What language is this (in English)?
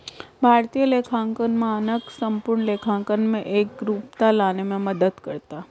Hindi